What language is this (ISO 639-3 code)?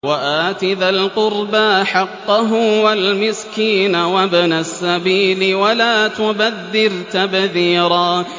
ara